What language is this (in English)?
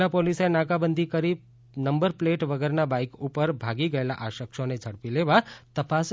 Gujarati